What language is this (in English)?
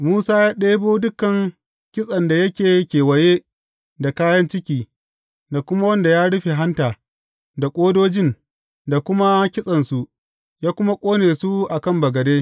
Hausa